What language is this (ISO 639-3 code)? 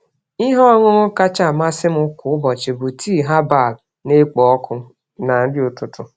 ibo